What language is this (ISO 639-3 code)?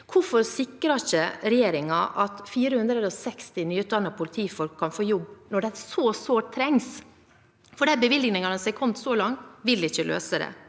nor